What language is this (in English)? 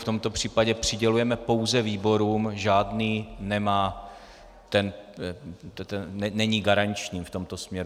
Czech